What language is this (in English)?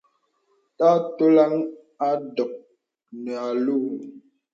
Bebele